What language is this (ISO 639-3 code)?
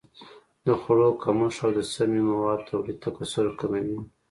pus